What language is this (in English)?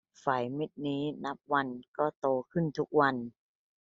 Thai